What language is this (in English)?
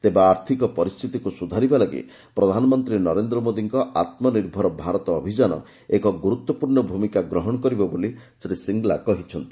Odia